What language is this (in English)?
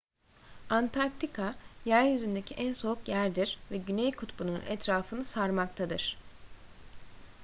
Turkish